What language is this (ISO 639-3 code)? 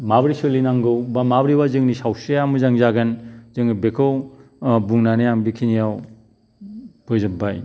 brx